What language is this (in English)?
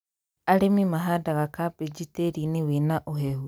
Kikuyu